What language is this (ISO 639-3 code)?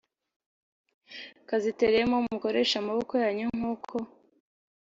kin